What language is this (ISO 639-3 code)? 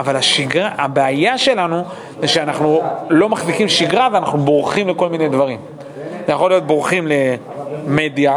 heb